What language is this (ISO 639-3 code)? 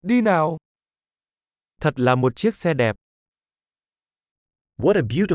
vie